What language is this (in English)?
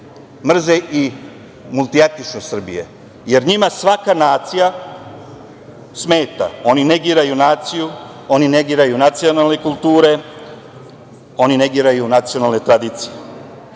Serbian